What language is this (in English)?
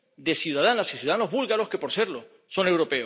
Spanish